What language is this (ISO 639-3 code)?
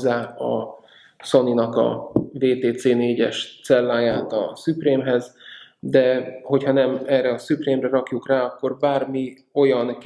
hun